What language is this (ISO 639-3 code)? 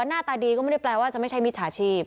tha